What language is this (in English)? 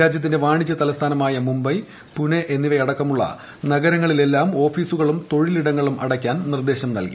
Malayalam